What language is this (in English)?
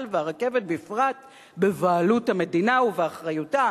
Hebrew